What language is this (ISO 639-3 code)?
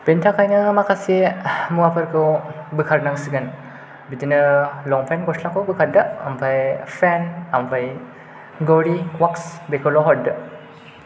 brx